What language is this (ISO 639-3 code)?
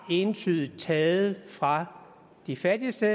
dan